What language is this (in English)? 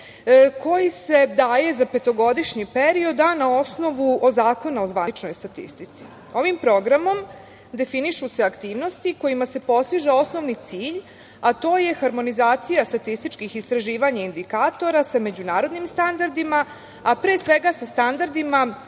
Serbian